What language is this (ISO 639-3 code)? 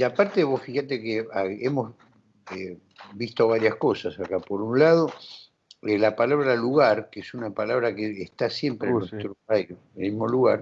spa